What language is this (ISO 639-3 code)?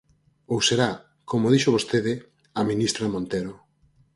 glg